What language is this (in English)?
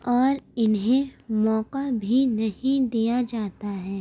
Urdu